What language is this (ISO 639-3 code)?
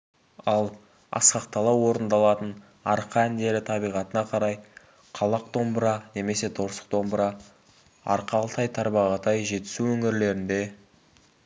kaz